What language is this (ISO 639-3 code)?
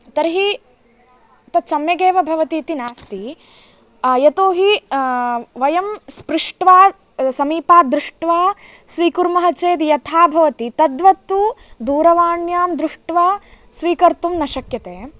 san